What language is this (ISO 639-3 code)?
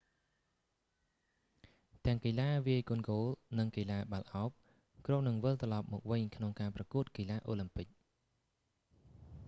khm